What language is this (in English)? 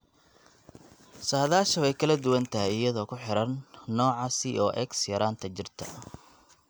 Somali